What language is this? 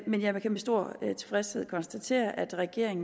Danish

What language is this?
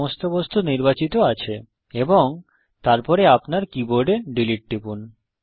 Bangla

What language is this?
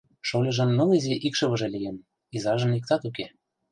Mari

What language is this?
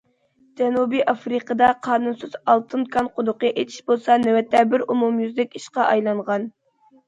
Uyghur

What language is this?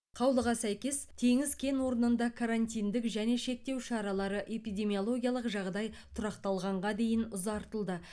Kazakh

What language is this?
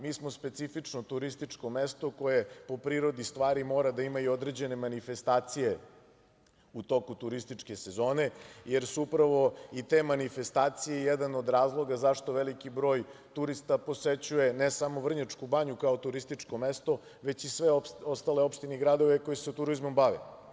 Serbian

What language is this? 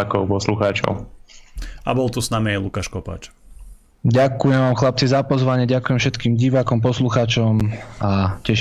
Slovak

